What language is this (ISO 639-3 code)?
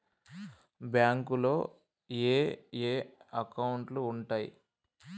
tel